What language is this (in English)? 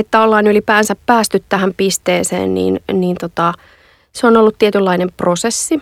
Finnish